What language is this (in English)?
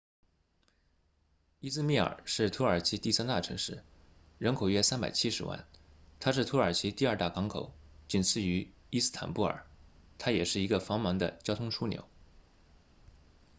Chinese